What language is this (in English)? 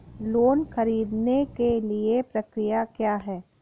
Hindi